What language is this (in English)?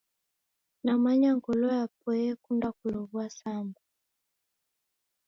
Taita